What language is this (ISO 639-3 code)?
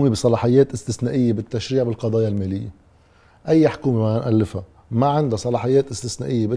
ara